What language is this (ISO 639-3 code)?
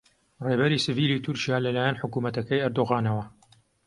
ckb